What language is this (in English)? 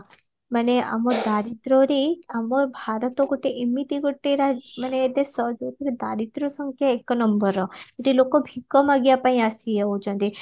Odia